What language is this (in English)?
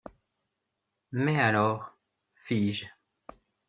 French